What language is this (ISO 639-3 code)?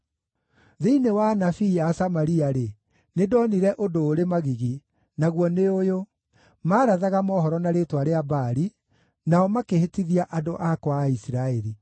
kik